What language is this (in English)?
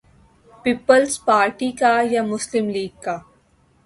Urdu